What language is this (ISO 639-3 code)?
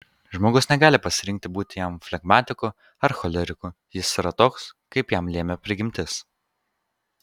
lit